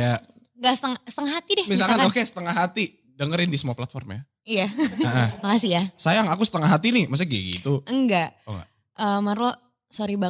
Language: Indonesian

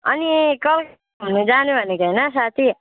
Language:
Nepali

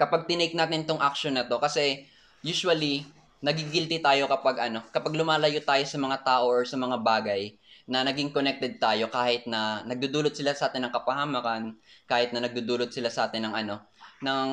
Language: Filipino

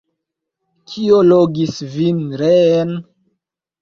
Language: Esperanto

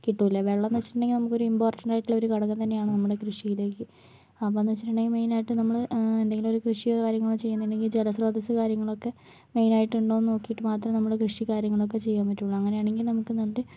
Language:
Malayalam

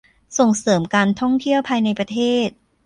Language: Thai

